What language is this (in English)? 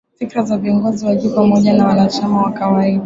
Swahili